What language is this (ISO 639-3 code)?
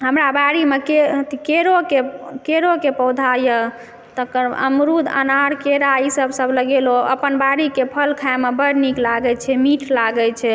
mai